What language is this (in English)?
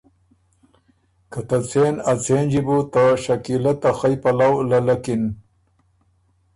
Ormuri